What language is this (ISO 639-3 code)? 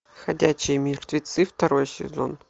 rus